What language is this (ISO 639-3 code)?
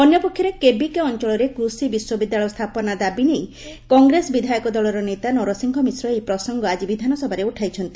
ori